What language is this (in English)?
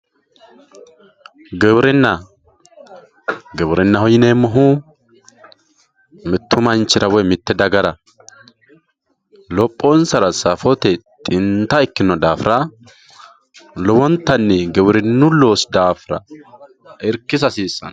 Sidamo